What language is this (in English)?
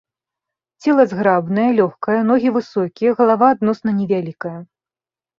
Belarusian